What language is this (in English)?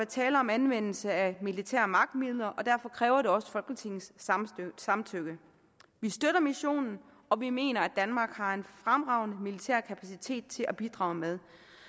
Danish